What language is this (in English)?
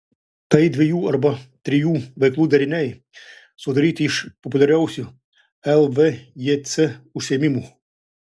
Lithuanian